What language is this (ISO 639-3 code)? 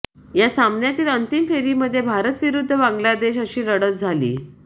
mar